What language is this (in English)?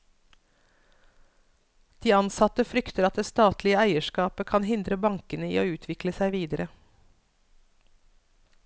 Norwegian